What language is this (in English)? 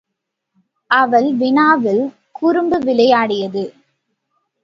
Tamil